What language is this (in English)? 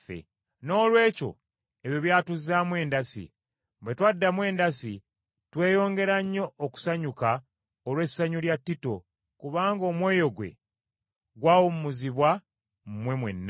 Ganda